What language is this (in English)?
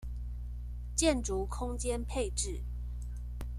Chinese